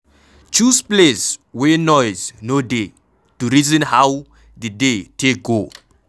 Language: Nigerian Pidgin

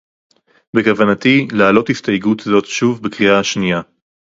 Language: Hebrew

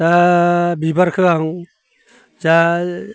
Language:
Bodo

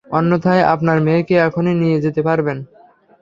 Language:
Bangla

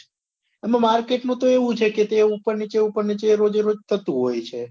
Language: Gujarati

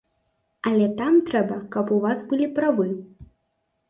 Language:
Belarusian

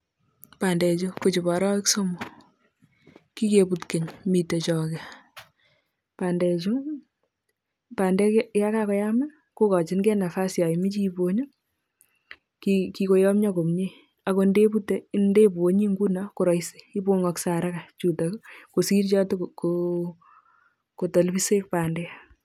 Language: Kalenjin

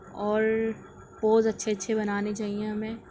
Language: Urdu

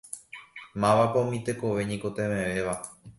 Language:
Guarani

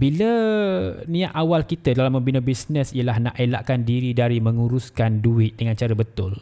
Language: Malay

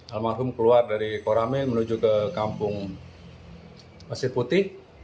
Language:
Indonesian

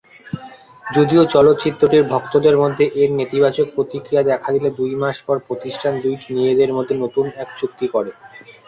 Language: Bangla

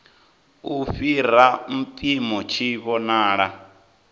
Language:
Venda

